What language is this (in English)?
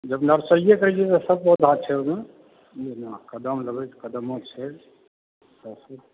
Maithili